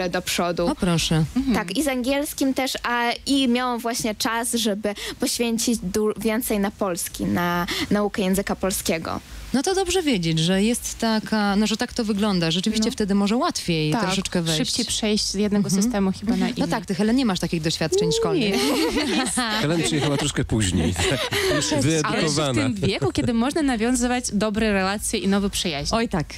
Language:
Polish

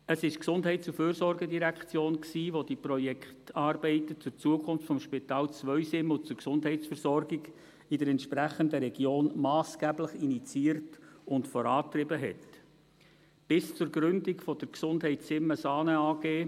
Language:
Swiss German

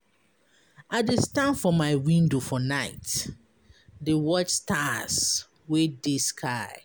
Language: Nigerian Pidgin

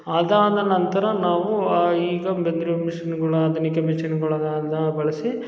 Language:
Kannada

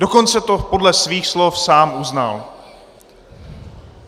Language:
Czech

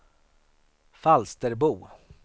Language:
Swedish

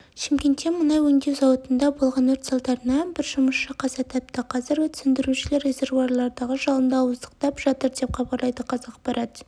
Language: Kazakh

